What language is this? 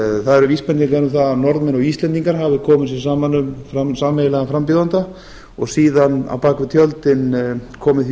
Icelandic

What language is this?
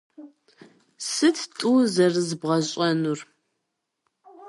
Kabardian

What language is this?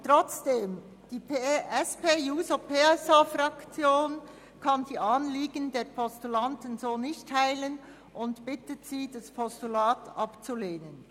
Swiss German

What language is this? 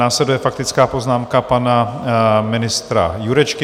Czech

